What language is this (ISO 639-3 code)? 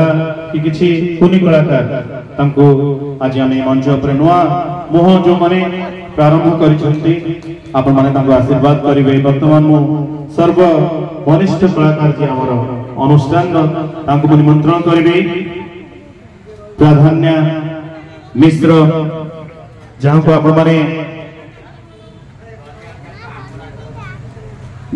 hin